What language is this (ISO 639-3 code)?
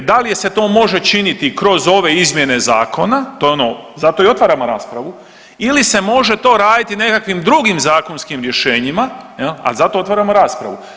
hrv